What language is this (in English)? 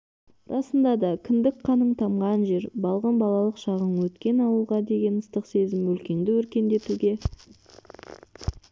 Kazakh